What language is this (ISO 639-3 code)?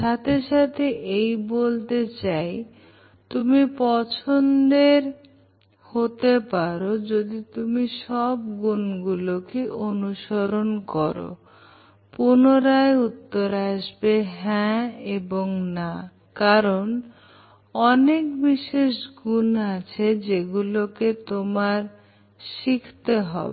ben